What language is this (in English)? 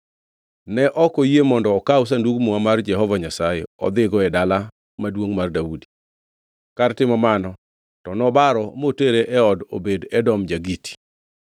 Luo (Kenya and Tanzania)